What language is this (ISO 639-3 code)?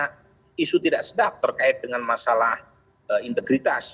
ind